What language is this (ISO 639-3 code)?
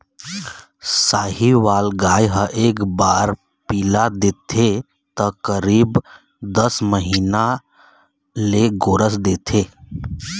hne